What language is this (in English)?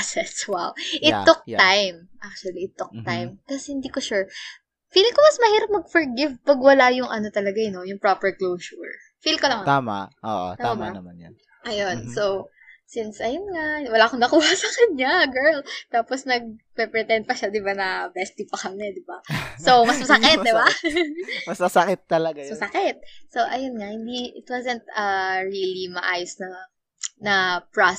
Filipino